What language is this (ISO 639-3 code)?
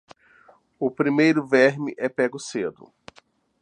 por